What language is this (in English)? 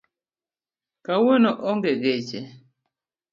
Luo (Kenya and Tanzania)